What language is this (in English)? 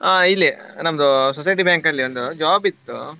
Kannada